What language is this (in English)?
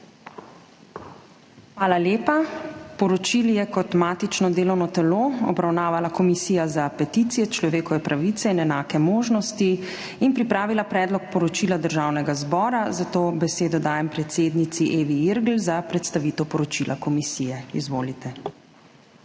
Slovenian